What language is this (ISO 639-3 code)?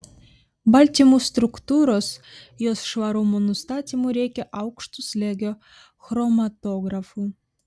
lit